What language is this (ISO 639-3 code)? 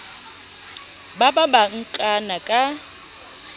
sot